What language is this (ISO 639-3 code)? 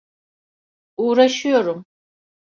tur